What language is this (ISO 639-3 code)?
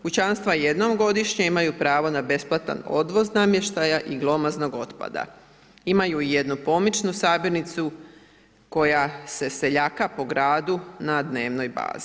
hrv